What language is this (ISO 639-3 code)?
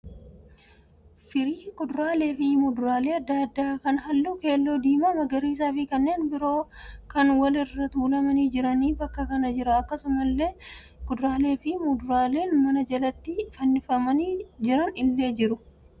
orm